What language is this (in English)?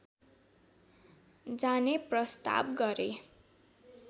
Nepali